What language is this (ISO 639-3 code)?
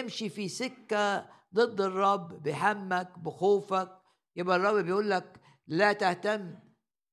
ara